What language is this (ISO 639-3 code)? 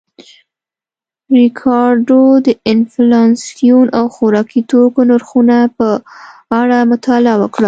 pus